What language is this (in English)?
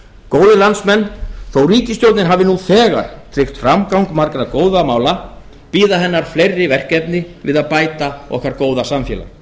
Icelandic